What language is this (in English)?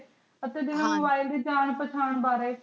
Punjabi